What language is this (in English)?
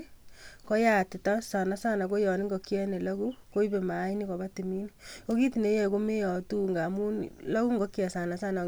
Kalenjin